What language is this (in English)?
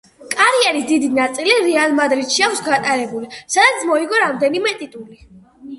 Georgian